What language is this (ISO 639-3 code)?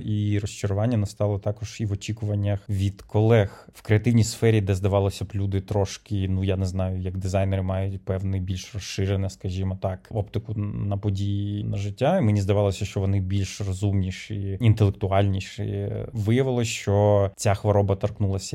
ukr